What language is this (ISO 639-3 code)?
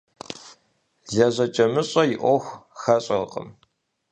kbd